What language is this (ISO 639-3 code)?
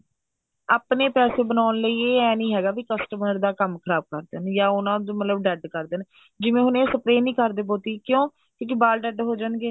pan